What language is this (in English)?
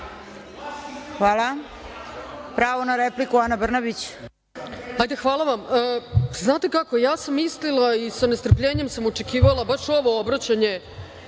Serbian